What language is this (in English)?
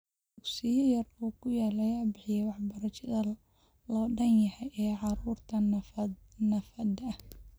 Somali